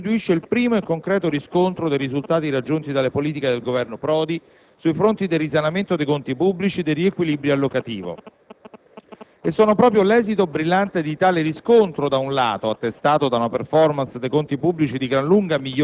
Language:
Italian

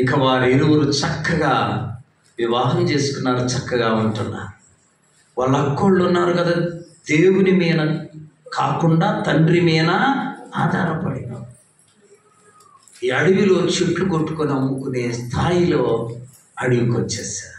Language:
Korean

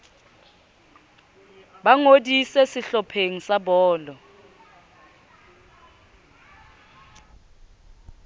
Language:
Southern Sotho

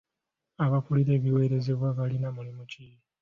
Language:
Ganda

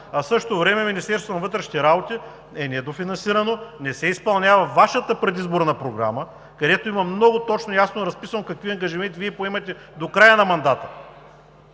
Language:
Bulgarian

